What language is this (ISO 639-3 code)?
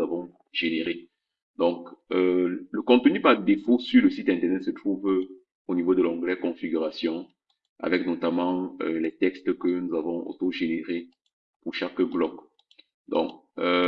fra